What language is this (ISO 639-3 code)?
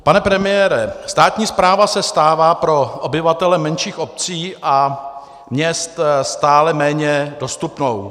ces